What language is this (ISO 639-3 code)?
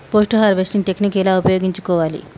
tel